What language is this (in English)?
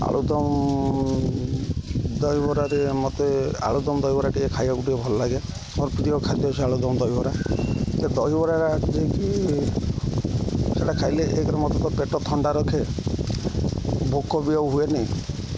Odia